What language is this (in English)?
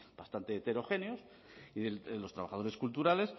Spanish